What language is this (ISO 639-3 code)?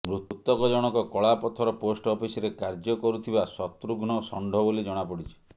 ori